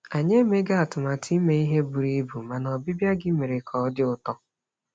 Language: Igbo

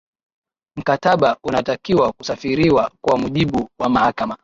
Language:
Swahili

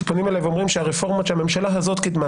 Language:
Hebrew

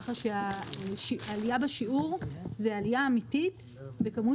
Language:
Hebrew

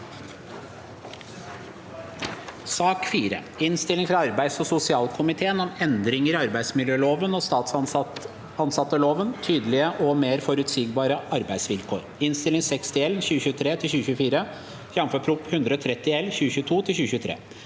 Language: Norwegian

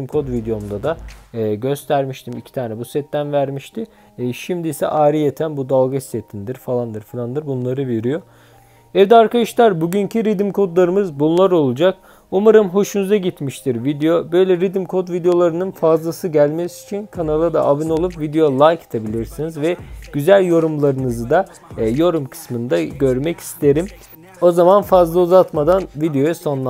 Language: Turkish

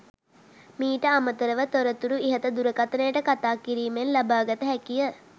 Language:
Sinhala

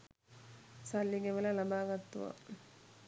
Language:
Sinhala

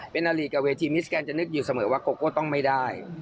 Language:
Thai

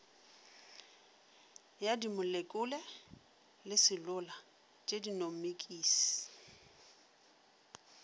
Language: Northern Sotho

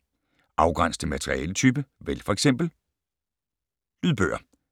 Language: Danish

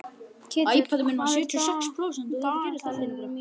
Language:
Icelandic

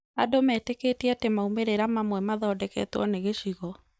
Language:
Kikuyu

